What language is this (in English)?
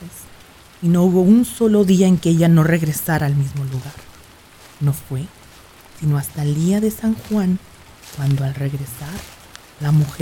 Spanish